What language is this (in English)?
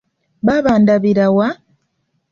Ganda